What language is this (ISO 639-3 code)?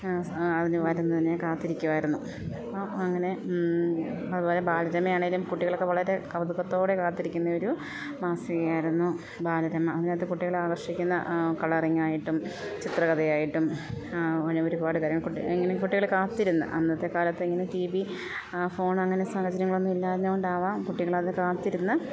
mal